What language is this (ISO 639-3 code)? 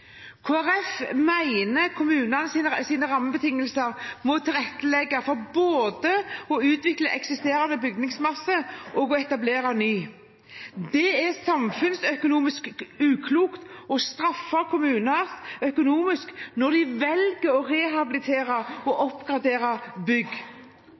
nob